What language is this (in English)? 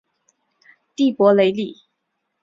Chinese